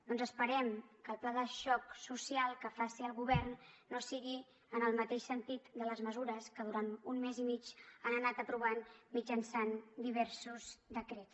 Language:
Catalan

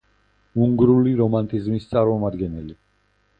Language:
Georgian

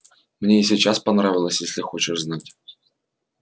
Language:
Russian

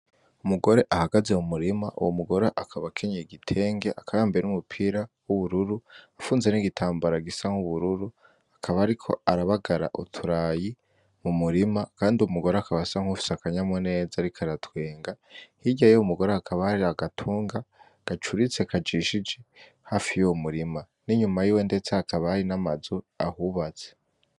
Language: Rundi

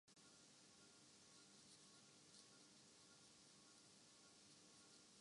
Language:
Urdu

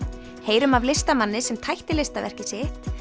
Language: Icelandic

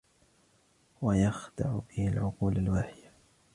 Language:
Arabic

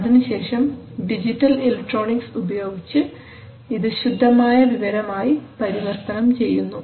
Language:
Malayalam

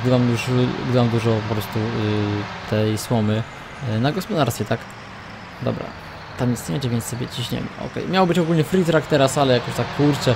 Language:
Polish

